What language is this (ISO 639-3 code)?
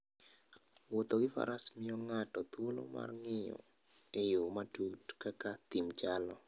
luo